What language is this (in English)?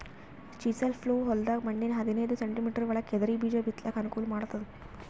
Kannada